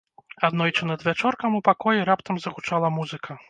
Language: Belarusian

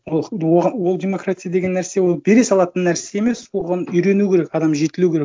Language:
Kazakh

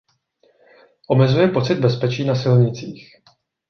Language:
Czech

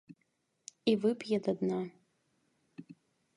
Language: Belarusian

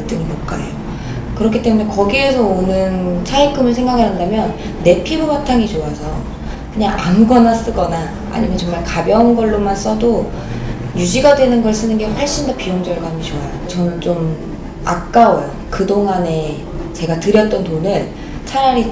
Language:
Korean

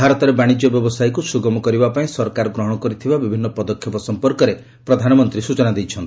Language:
Odia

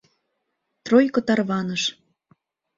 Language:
Mari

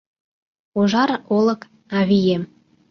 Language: Mari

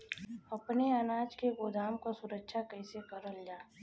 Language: Bhojpuri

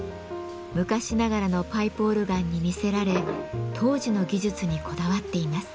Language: Japanese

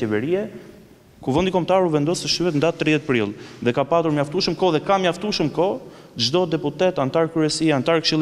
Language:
Romanian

